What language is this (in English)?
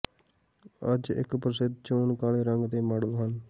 Punjabi